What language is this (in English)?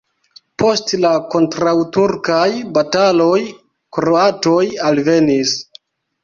Esperanto